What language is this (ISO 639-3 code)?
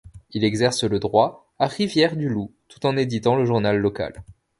fra